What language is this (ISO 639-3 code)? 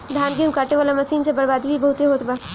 bho